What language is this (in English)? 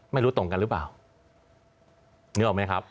Thai